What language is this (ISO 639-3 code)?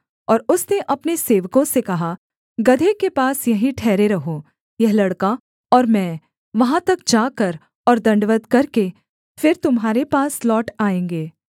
hin